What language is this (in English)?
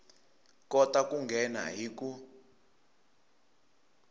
Tsonga